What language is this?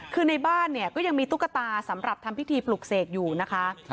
Thai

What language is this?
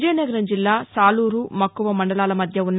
Telugu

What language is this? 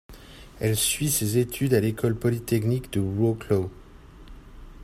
French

